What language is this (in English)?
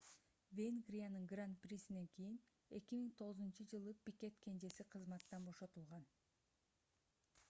Kyrgyz